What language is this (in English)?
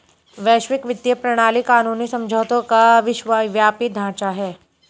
Hindi